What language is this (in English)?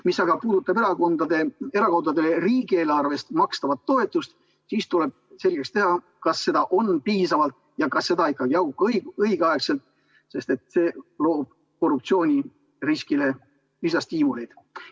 Estonian